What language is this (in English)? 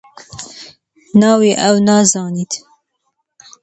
Central Kurdish